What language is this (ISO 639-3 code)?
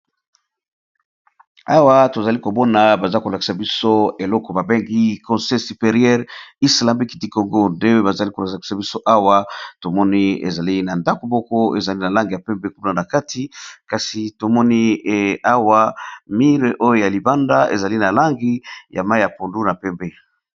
lin